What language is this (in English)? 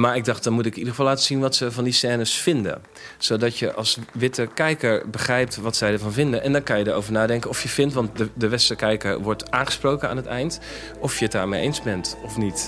Dutch